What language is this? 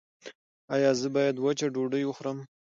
Pashto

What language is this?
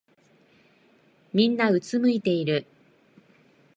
Japanese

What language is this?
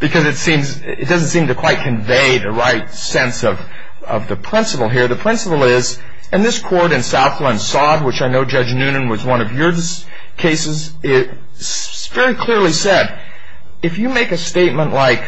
English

